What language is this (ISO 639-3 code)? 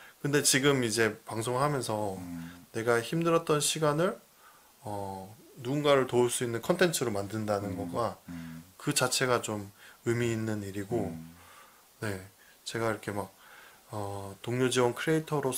kor